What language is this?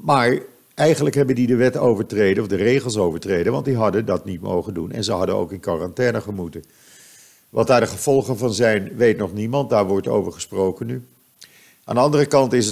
Dutch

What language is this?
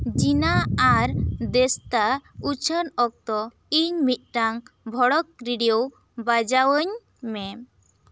Santali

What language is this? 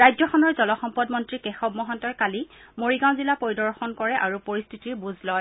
Assamese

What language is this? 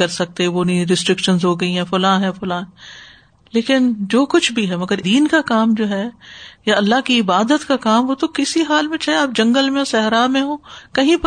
Urdu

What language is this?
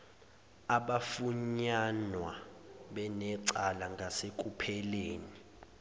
Zulu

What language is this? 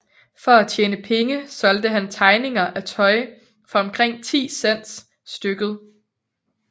Danish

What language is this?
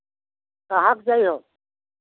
Hindi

